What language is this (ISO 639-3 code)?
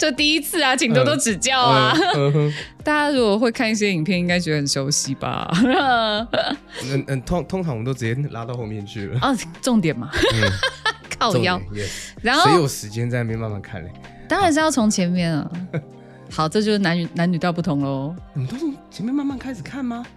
zho